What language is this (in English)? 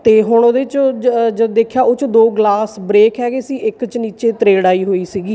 Punjabi